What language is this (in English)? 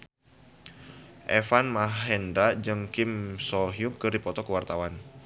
Sundanese